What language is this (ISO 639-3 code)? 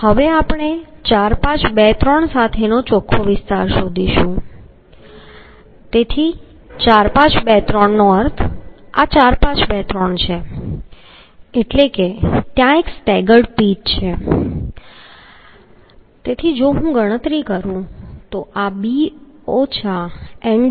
guj